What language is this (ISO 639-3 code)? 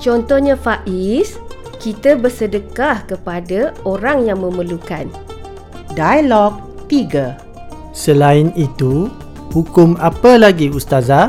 msa